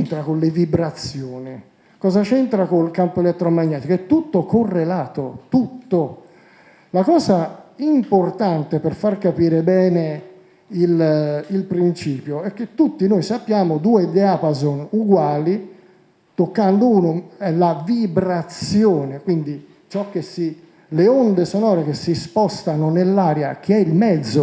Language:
Italian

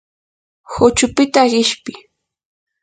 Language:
Yanahuanca Pasco Quechua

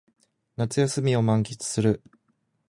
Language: Japanese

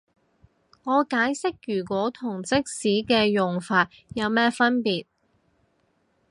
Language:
Cantonese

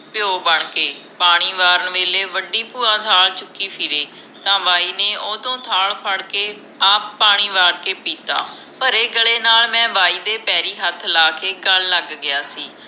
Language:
Punjabi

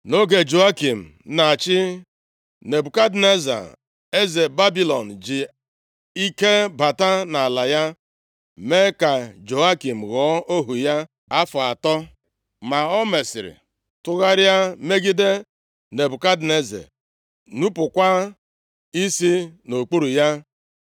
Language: Igbo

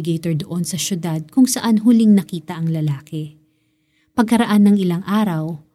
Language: Filipino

